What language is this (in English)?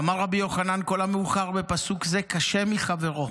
Hebrew